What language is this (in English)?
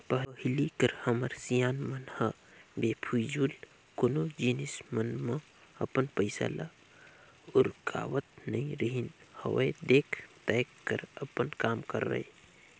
Chhattisgarhi